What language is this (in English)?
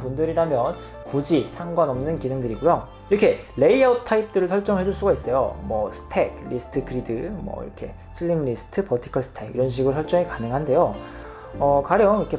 Korean